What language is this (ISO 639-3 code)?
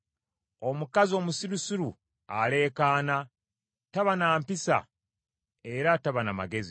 lug